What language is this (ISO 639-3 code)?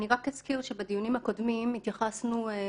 heb